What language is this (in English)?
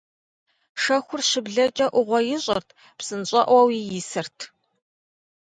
Kabardian